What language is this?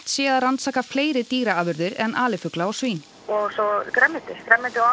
Icelandic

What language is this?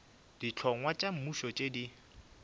Northern Sotho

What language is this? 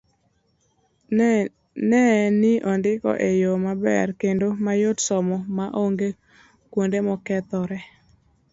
Luo (Kenya and Tanzania)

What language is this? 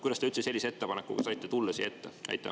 Estonian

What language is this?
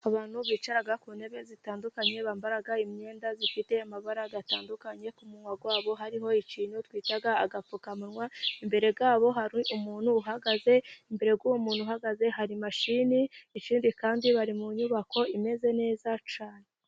Kinyarwanda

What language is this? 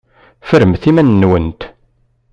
Kabyle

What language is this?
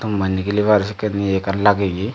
Chakma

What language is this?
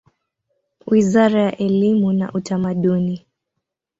Swahili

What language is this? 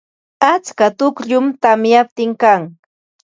Ambo-Pasco Quechua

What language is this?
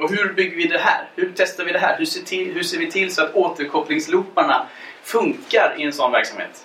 Swedish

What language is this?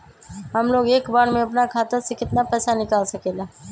Magahi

